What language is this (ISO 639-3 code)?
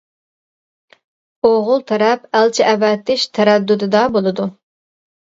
uig